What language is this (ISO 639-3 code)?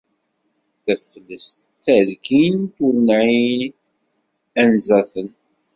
kab